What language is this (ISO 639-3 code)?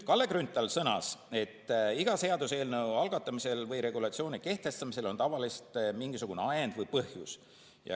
est